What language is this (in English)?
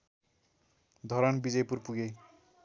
Nepali